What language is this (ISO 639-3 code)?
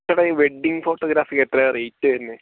mal